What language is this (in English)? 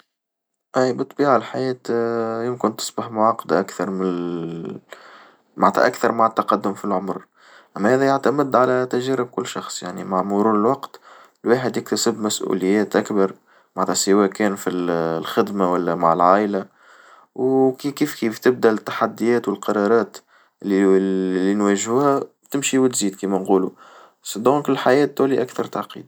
Tunisian Arabic